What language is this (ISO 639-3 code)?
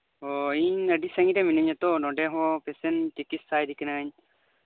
sat